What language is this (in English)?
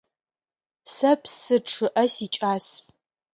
Adyghe